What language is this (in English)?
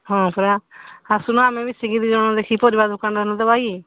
Odia